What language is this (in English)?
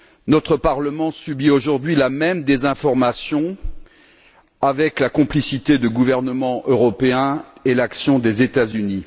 French